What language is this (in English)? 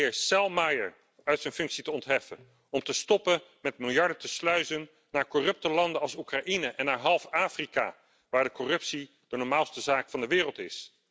Dutch